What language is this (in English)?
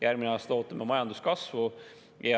Estonian